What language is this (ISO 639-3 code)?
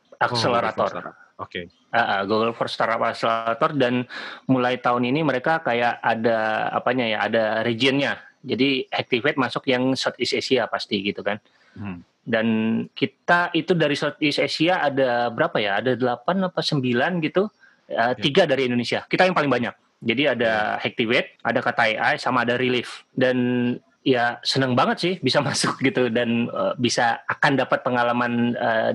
ind